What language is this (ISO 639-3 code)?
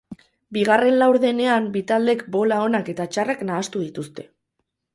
eus